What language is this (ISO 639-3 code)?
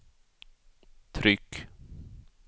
swe